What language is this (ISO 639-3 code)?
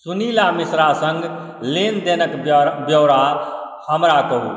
mai